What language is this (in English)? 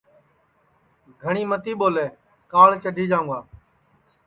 Sansi